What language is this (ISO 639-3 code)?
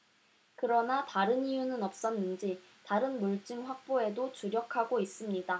kor